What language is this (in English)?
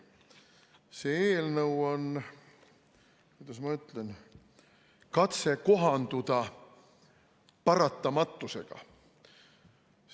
Estonian